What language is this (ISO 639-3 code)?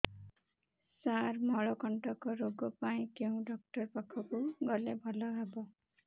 ori